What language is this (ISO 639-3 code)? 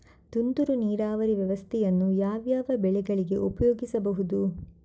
kan